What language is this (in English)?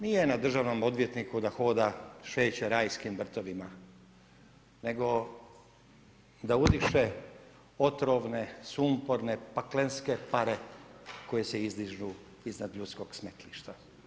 Croatian